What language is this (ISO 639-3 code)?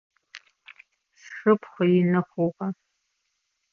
ady